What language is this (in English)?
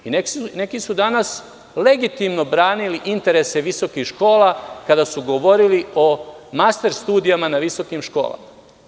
Serbian